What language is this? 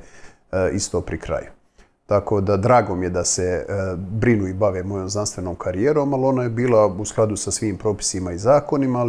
Croatian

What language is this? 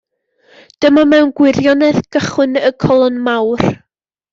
Welsh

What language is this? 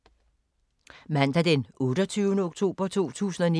Danish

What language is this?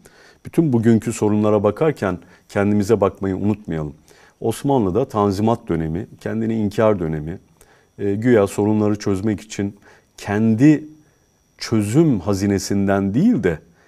Turkish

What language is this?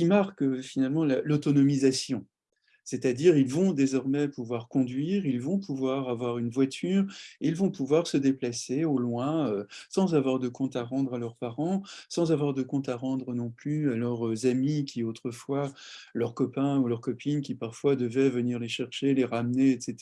French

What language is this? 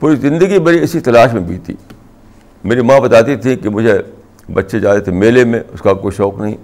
Urdu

